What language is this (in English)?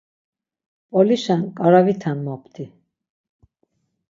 Laz